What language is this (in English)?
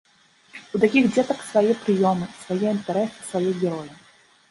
Belarusian